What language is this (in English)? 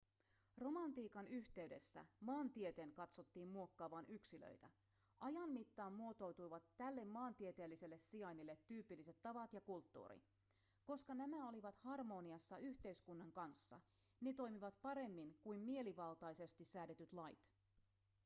Finnish